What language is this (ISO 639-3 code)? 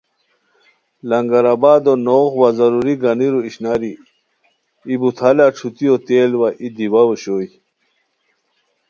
khw